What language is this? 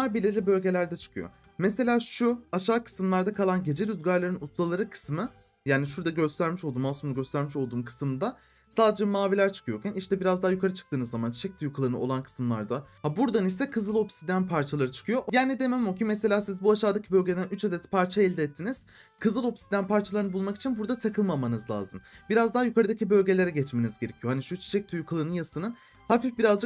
Turkish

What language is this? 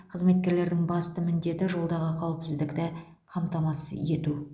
Kazakh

